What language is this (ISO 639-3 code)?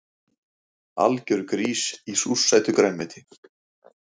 isl